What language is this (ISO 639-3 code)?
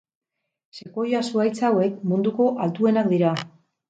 eus